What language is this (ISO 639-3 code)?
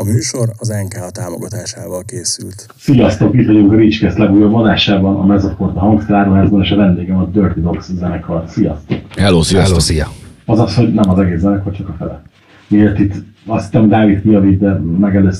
hun